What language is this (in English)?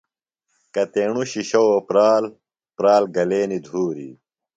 Phalura